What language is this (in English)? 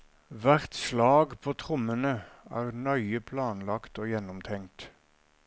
Norwegian